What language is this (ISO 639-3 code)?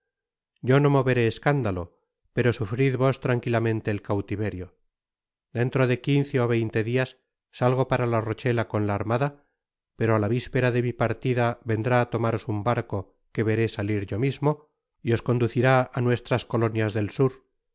spa